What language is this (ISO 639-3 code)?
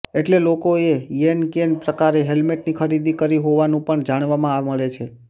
guj